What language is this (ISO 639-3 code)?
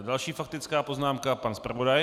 ces